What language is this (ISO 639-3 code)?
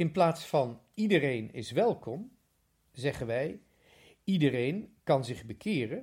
nld